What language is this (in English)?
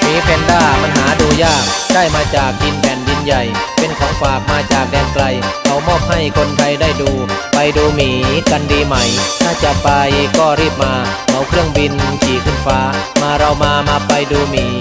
Thai